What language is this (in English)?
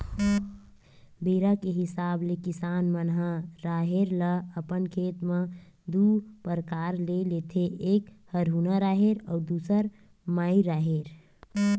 Chhattisgarhi